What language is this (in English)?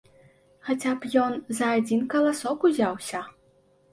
Belarusian